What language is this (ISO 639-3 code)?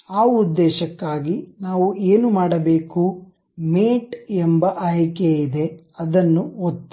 kan